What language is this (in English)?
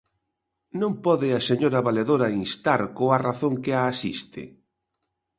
Galician